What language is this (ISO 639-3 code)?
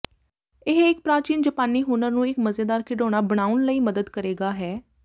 pan